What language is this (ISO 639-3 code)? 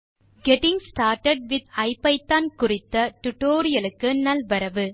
tam